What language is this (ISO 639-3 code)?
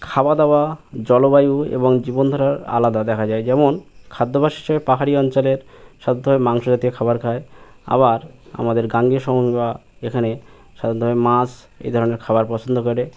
ben